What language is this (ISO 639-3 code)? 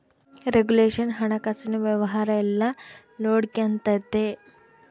kan